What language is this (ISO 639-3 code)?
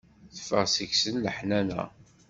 kab